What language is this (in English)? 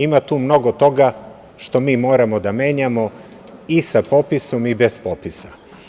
Serbian